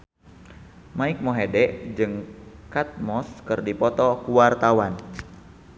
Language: Sundanese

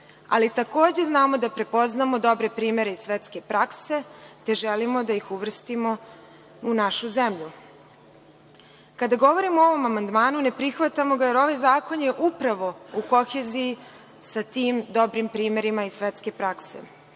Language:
Serbian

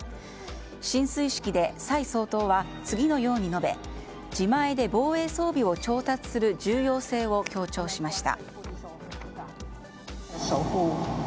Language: Japanese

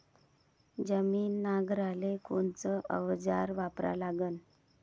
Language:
Marathi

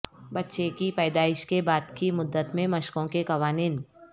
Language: Urdu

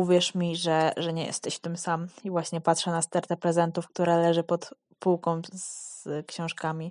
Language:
Polish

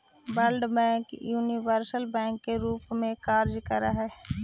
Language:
Magahi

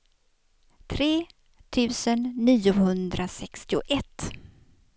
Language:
Swedish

